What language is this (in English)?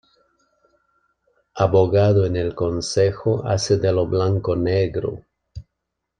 Spanish